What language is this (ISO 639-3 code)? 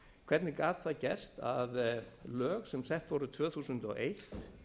isl